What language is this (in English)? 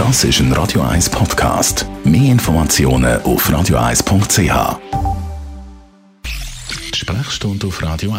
German